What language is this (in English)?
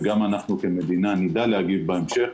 Hebrew